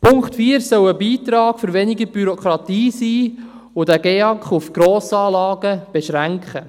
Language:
Swiss German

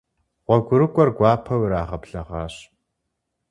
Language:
Kabardian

